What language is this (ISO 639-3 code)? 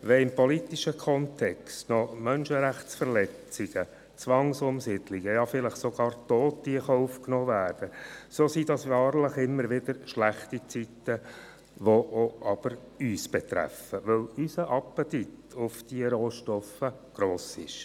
gsw